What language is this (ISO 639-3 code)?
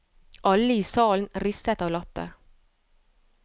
nor